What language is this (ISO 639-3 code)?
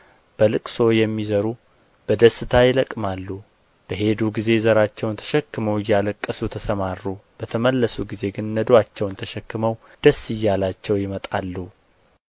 amh